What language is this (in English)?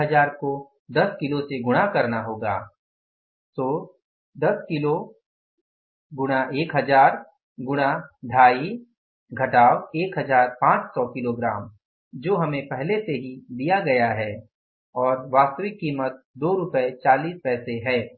Hindi